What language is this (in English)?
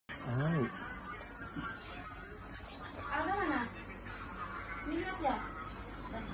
Indonesian